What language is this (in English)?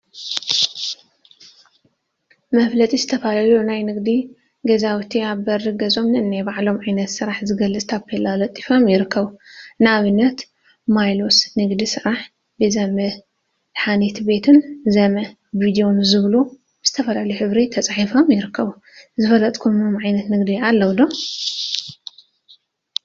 Tigrinya